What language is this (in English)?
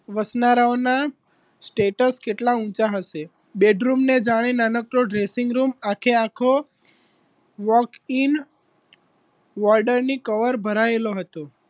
Gujarati